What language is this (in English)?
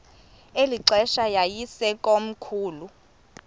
Xhosa